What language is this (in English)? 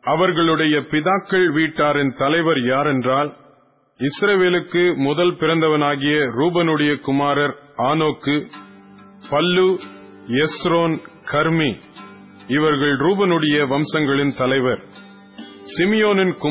Tamil